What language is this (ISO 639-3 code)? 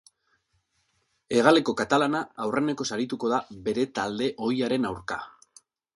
eus